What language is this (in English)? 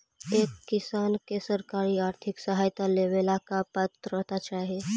Magahi